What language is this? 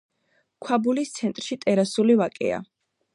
Georgian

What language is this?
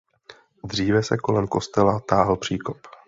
Czech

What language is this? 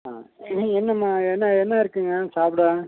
Tamil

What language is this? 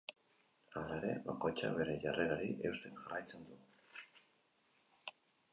Basque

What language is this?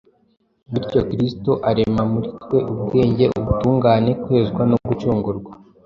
Kinyarwanda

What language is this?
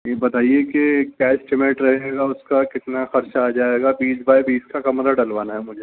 Urdu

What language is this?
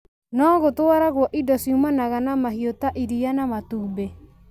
Kikuyu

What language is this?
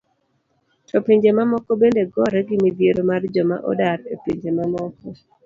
Luo (Kenya and Tanzania)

